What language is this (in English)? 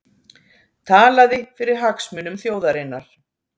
Icelandic